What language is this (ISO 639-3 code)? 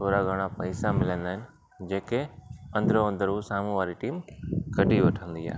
snd